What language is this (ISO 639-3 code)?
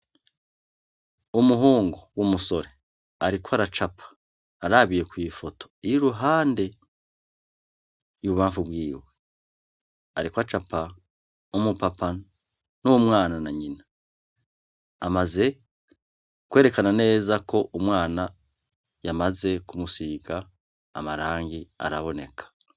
run